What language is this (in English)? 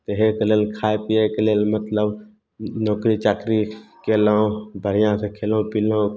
Maithili